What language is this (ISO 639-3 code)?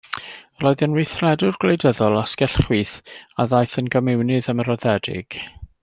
cym